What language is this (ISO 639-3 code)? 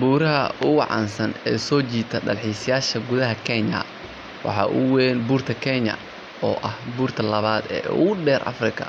som